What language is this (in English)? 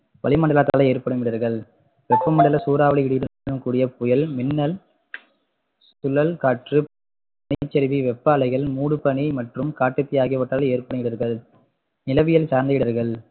Tamil